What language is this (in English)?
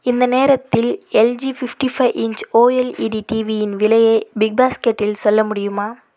Tamil